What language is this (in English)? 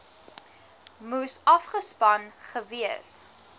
Afrikaans